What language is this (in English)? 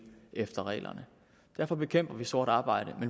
Danish